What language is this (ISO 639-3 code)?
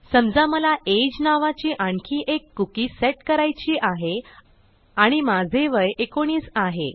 mar